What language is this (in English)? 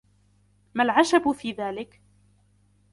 Arabic